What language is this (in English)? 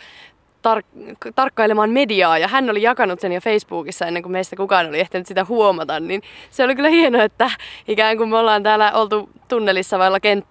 Finnish